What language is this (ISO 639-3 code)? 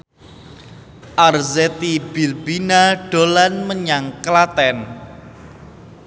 jav